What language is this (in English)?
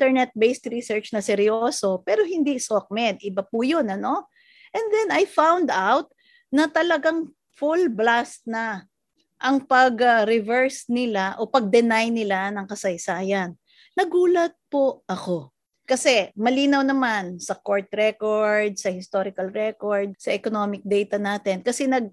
Filipino